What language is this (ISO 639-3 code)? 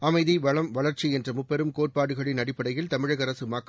tam